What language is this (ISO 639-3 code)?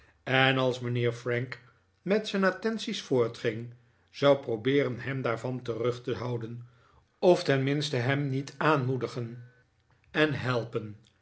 nld